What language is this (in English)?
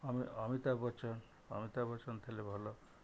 Odia